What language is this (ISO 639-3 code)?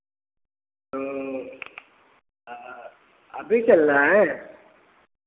hin